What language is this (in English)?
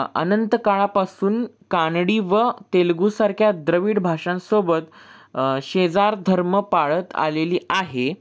Marathi